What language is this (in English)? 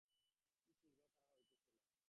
Bangla